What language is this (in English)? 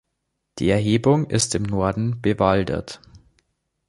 German